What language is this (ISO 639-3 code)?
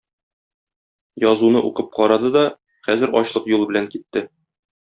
tat